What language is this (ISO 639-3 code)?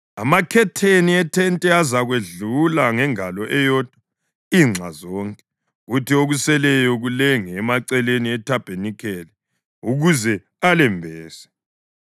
nde